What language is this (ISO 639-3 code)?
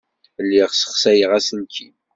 kab